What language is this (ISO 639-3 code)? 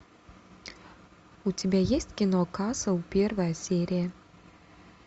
rus